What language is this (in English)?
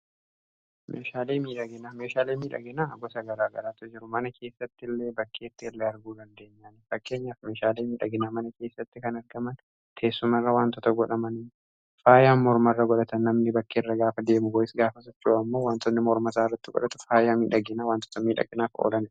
Oromo